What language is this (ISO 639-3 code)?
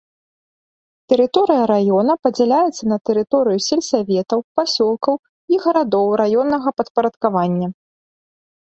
bel